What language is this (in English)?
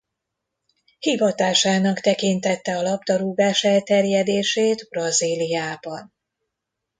Hungarian